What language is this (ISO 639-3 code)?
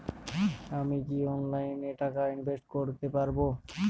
ben